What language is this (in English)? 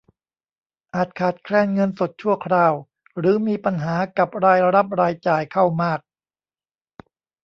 Thai